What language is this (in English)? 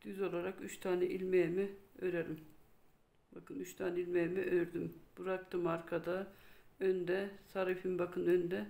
Turkish